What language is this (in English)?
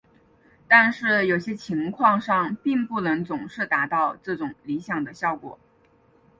Chinese